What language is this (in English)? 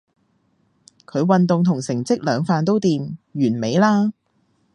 Cantonese